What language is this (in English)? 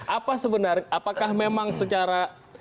Indonesian